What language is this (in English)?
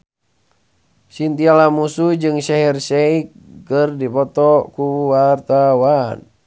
Sundanese